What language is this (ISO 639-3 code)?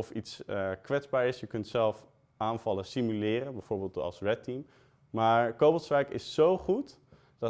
nld